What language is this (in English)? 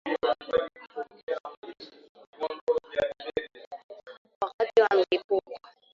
Swahili